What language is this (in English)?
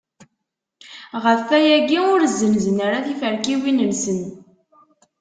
Kabyle